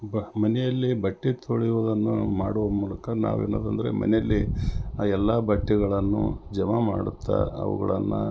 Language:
Kannada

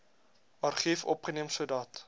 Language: Afrikaans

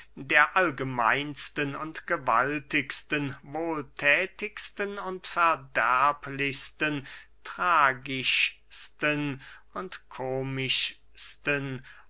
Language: German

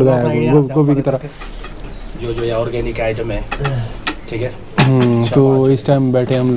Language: Hindi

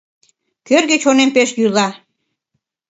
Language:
Mari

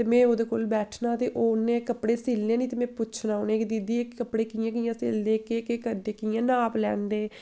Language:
Dogri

